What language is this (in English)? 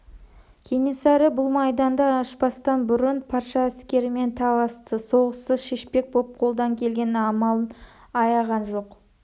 Kazakh